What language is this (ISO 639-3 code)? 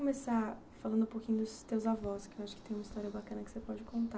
por